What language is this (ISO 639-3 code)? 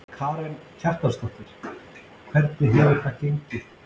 isl